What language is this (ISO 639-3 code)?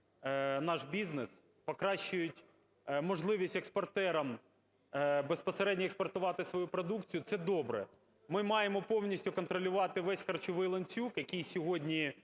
ukr